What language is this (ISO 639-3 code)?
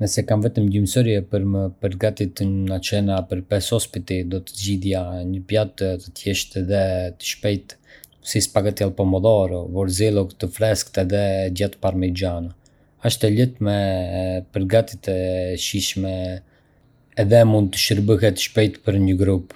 aae